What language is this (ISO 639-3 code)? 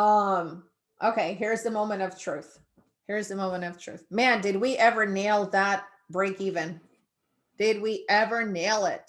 eng